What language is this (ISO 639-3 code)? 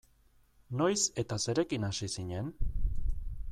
eus